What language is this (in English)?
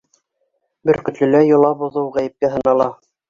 Bashkir